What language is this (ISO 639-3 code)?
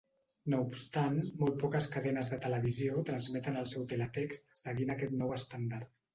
cat